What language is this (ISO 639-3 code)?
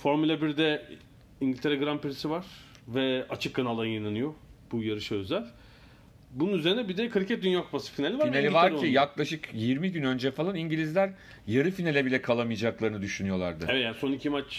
tur